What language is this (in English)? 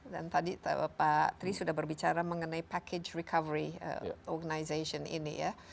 Indonesian